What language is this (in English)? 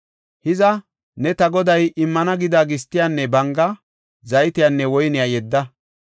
Gofa